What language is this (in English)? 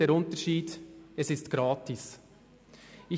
Swiss German